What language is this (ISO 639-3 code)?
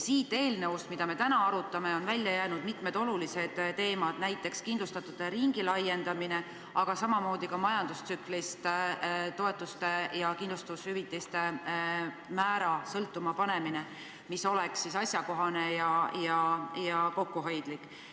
est